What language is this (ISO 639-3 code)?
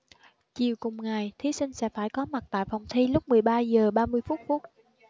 vie